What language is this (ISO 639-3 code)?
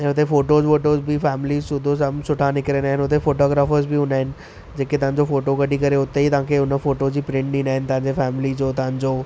snd